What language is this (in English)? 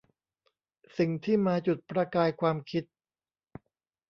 Thai